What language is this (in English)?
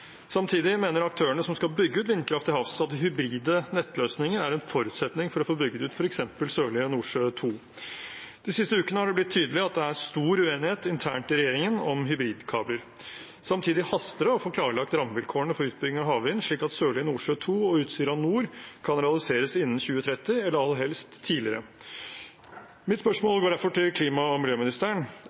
Norwegian Bokmål